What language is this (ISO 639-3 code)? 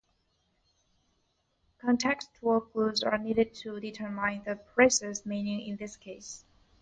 eng